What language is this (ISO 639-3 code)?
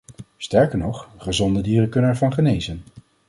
nld